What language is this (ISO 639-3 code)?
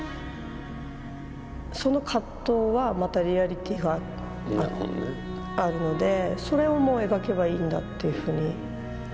jpn